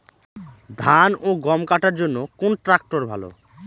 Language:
Bangla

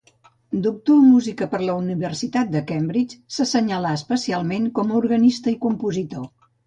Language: Catalan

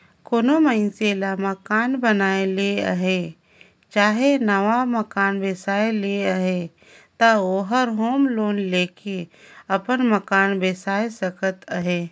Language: Chhattisgarhi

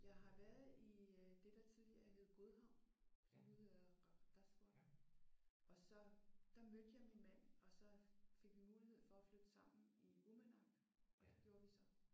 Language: Danish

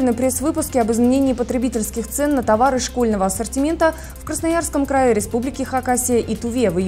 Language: Russian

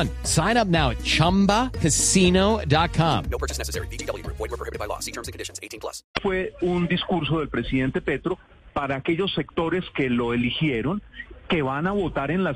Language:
Spanish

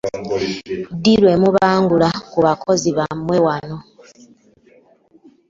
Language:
Ganda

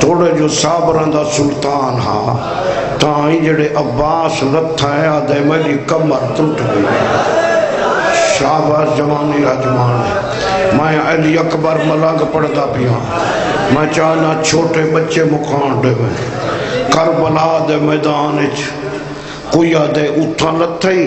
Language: Romanian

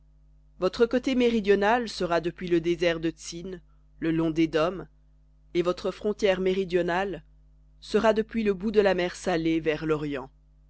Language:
French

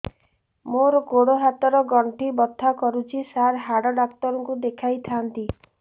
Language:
Odia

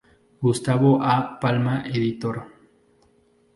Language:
Spanish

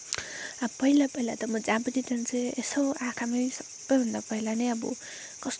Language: Nepali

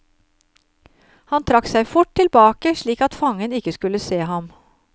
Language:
Norwegian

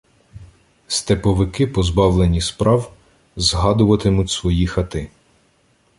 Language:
Ukrainian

